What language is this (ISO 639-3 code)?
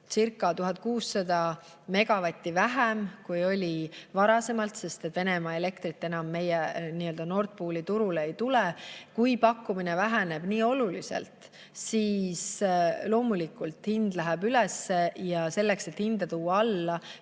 est